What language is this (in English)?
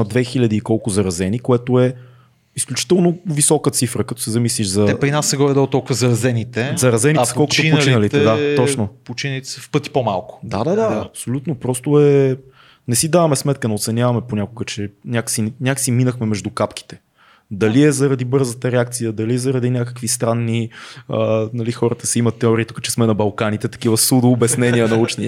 Bulgarian